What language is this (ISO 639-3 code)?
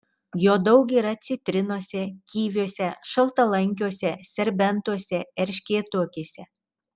lit